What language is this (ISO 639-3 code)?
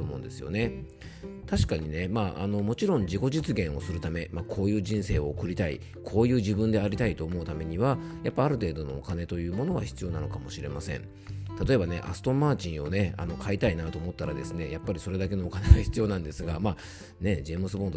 jpn